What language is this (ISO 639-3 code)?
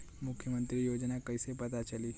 bho